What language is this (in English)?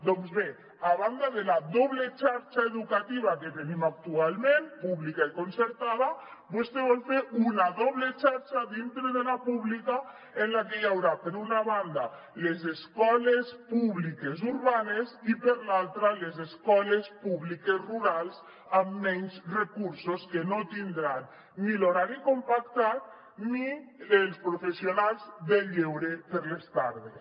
Catalan